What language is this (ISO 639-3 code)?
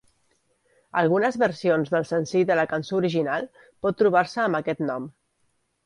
cat